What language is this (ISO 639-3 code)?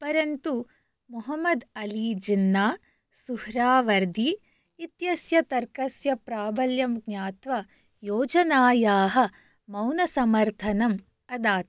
san